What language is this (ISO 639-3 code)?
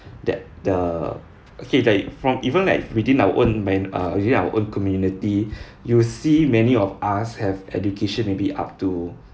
eng